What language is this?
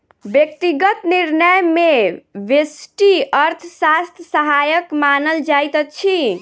Maithili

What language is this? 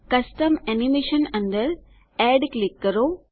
Gujarati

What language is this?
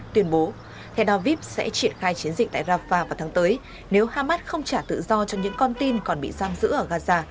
Vietnamese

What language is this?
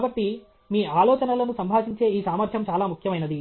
Telugu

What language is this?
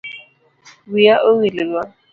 Luo (Kenya and Tanzania)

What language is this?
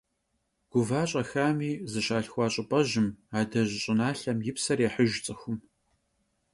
Kabardian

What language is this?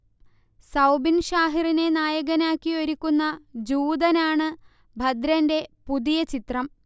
Malayalam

